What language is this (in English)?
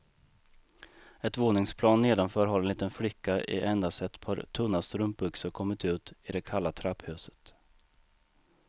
Swedish